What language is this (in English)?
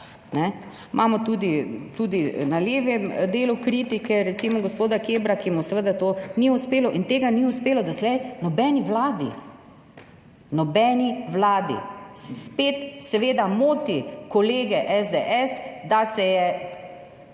Slovenian